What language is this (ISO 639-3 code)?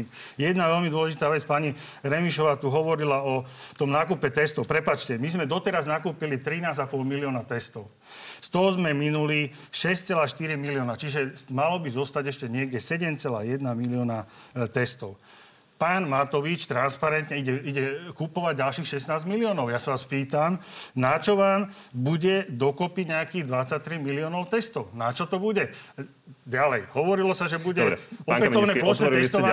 slk